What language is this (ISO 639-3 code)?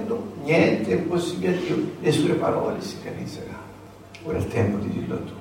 ita